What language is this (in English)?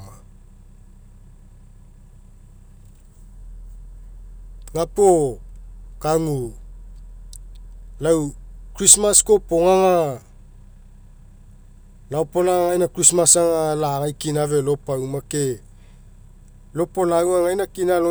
Mekeo